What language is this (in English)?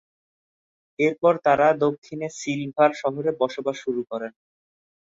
Bangla